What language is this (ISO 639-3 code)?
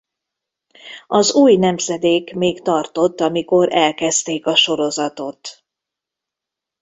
hun